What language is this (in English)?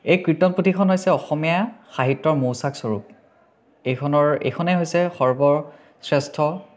Assamese